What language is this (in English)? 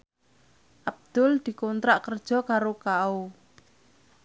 Javanese